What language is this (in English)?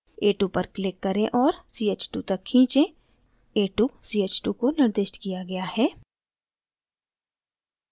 Hindi